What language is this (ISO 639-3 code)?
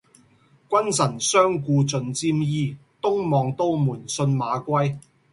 yue